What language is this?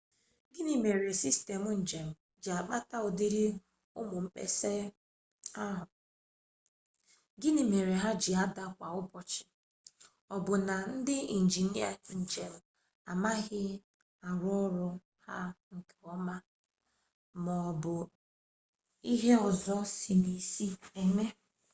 Igbo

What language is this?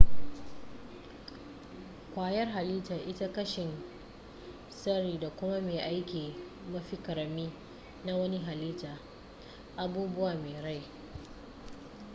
Hausa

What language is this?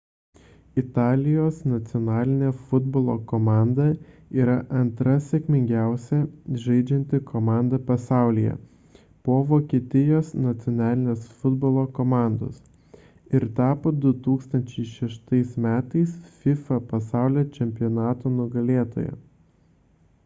Lithuanian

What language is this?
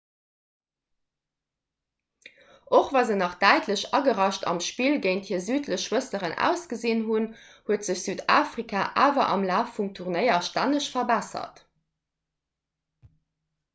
Luxembourgish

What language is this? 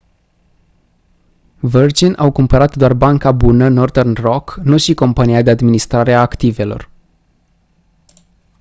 Romanian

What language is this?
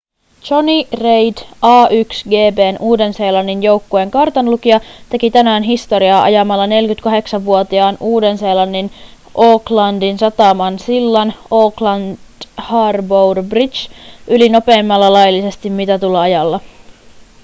Finnish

